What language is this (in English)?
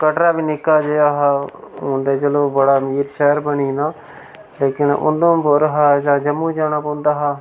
Dogri